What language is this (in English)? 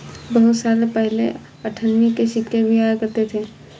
Hindi